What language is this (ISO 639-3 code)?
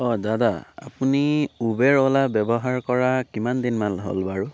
asm